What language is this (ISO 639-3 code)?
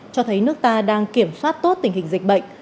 vie